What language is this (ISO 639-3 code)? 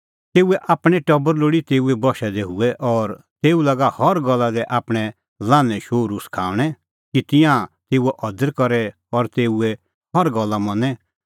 kfx